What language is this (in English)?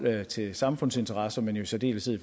Danish